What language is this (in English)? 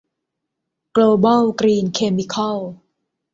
Thai